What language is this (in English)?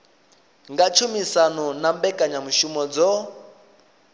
Venda